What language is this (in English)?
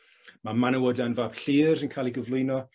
Welsh